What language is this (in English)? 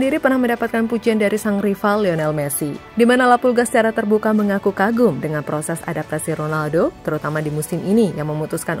Indonesian